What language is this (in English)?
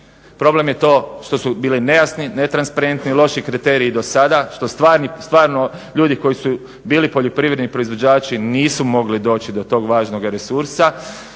Croatian